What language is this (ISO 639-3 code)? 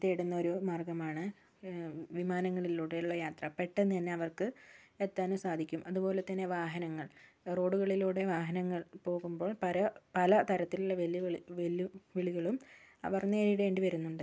mal